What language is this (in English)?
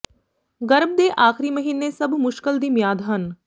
Punjabi